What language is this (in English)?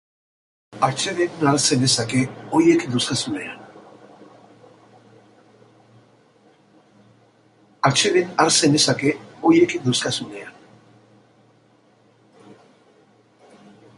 Basque